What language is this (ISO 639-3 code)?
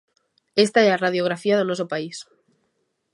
glg